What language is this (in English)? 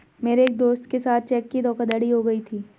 Hindi